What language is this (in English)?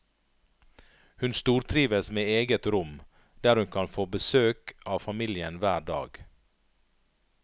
Norwegian